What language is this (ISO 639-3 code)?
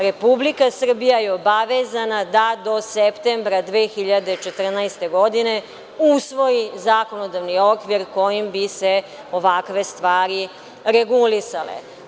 srp